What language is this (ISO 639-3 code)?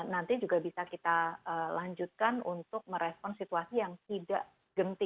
ind